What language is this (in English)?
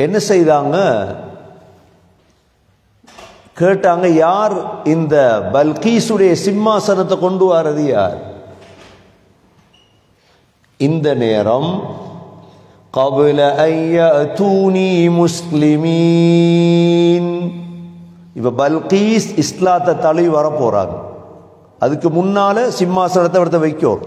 Arabic